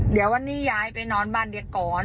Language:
Thai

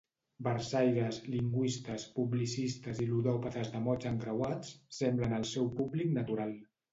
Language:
Catalan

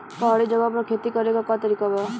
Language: Bhojpuri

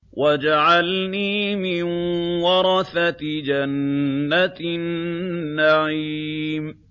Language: Arabic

